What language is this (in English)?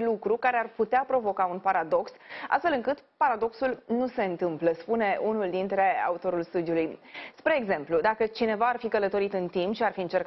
Romanian